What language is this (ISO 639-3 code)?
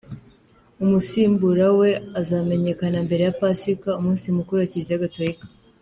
kin